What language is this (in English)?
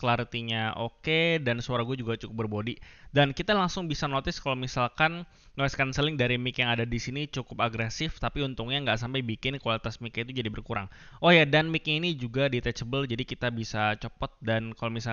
Indonesian